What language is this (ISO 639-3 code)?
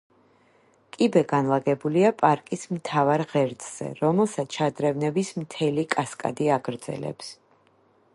kat